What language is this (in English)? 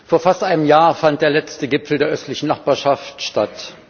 German